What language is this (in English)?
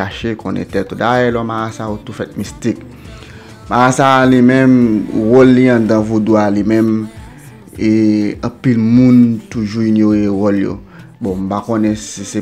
French